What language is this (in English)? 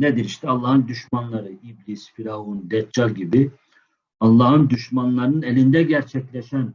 Turkish